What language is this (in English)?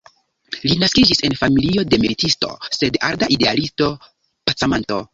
Esperanto